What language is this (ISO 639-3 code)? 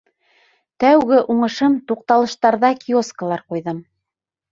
bak